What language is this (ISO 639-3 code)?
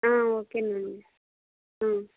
tel